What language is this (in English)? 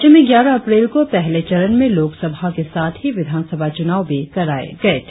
Hindi